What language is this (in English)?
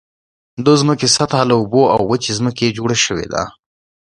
Pashto